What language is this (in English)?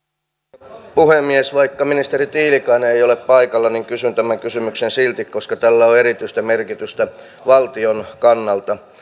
Finnish